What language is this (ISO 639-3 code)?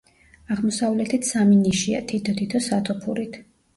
kat